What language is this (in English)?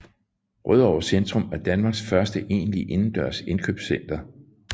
Danish